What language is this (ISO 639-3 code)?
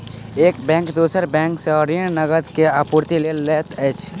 mai